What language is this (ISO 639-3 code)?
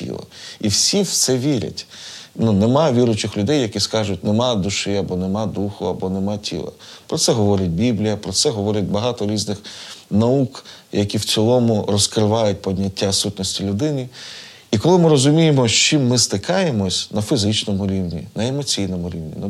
ukr